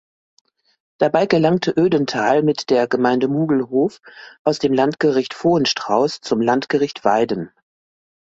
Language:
German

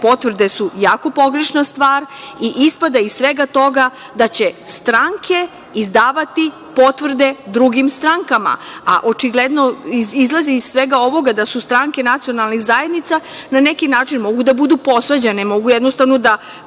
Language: Serbian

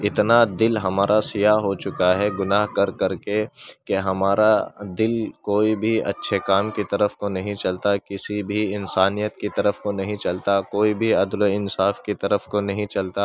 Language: Urdu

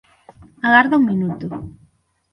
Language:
Galician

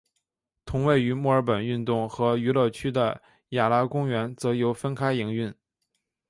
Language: Chinese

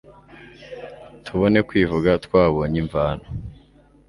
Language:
Kinyarwanda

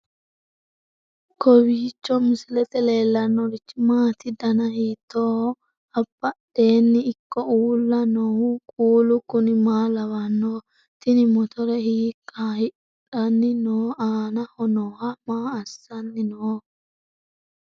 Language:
Sidamo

